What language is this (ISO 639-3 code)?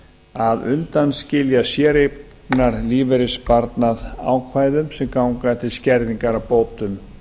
isl